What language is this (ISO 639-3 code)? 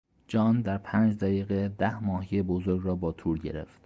fas